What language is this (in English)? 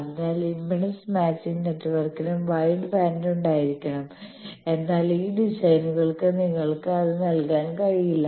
Malayalam